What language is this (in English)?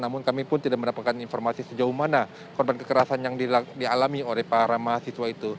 Indonesian